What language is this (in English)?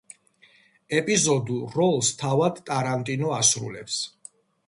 Georgian